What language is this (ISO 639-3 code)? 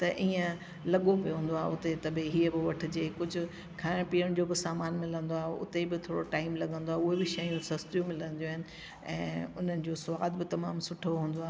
snd